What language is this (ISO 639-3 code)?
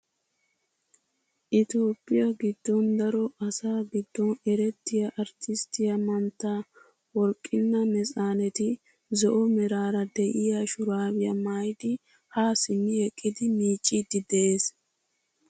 wal